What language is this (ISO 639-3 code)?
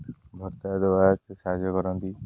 ori